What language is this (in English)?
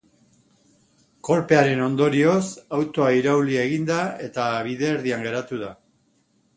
Basque